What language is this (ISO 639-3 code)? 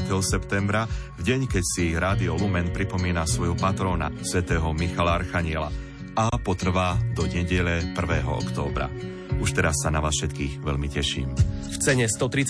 slk